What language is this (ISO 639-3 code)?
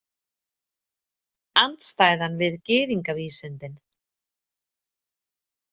isl